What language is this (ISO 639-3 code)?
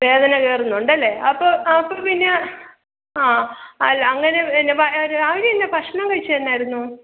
mal